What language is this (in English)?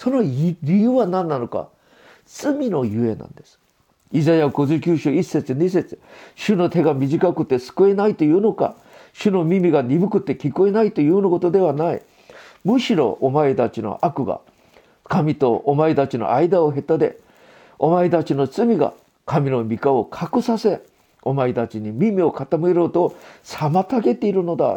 Japanese